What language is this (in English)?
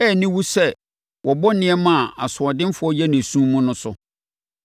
Akan